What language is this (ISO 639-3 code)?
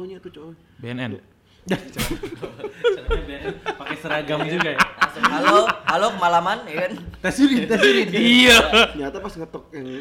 ind